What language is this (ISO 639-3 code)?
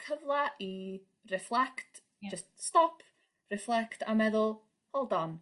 cym